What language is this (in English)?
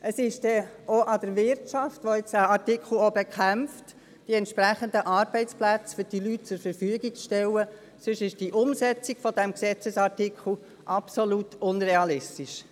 Swiss German